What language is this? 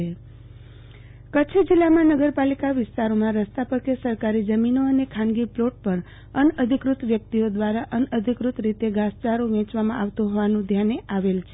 Gujarati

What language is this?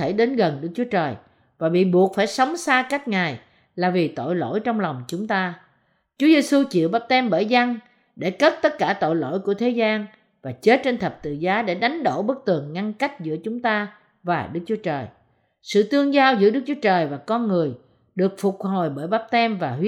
Vietnamese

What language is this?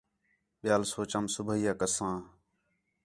Khetrani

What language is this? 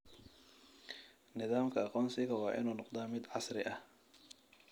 Somali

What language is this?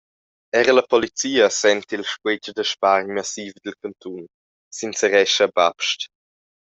Romansh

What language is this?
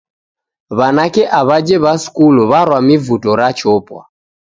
Taita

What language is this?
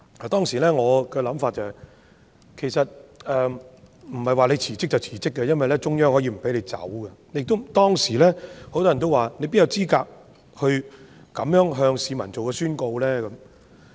Cantonese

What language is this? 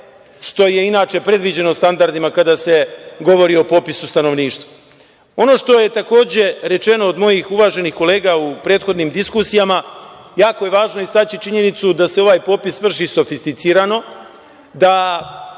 Serbian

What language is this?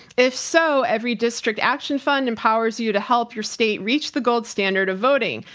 English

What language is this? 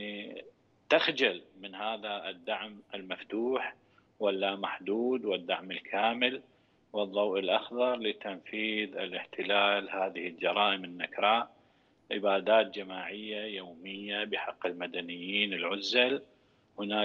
Arabic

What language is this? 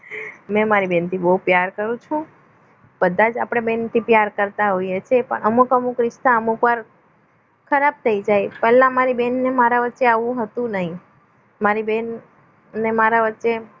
Gujarati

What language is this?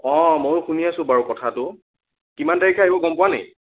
Assamese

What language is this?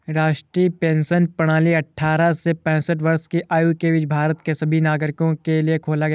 Hindi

